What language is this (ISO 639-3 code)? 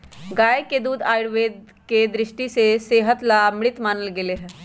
mag